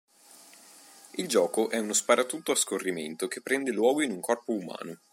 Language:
Italian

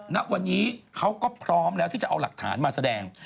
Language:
Thai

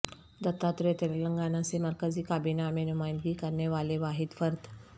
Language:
Urdu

